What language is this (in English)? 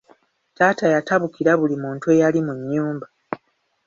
Ganda